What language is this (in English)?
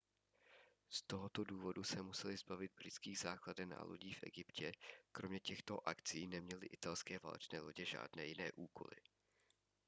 Czech